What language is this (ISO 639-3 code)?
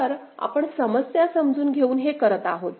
mar